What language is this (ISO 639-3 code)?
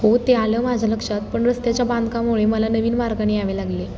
mar